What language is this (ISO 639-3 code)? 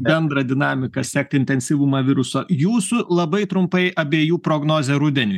lit